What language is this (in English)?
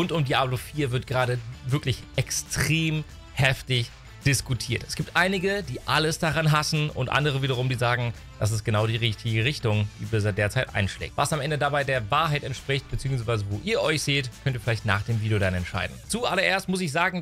German